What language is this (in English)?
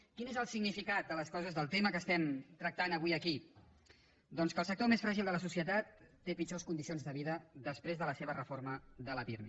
Catalan